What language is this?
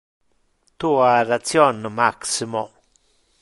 Interlingua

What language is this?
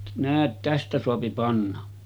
Finnish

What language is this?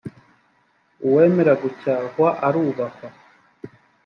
Kinyarwanda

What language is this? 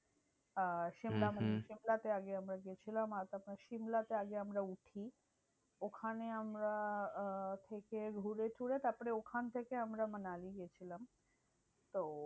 Bangla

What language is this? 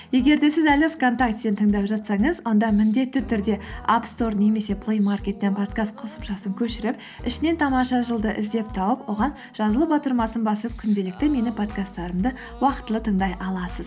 Kazakh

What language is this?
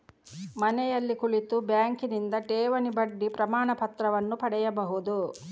Kannada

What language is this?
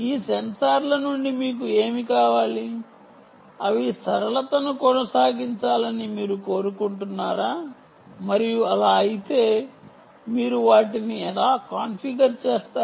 Telugu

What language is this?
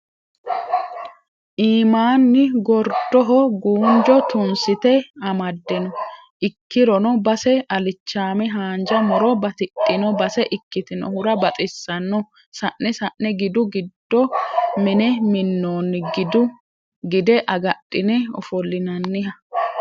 Sidamo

